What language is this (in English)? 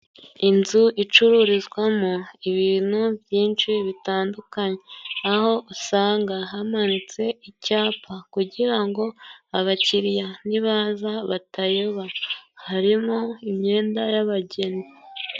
Kinyarwanda